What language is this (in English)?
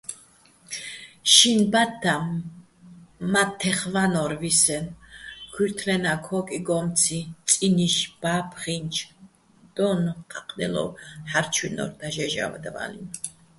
Bats